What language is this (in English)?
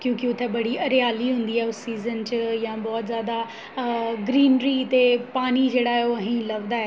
Dogri